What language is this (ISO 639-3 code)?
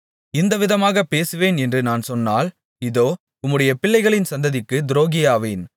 tam